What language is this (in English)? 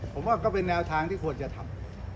Thai